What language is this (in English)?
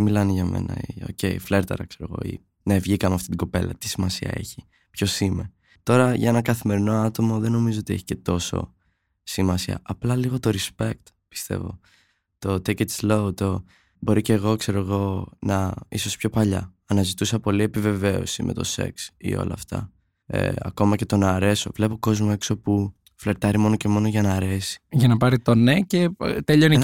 Greek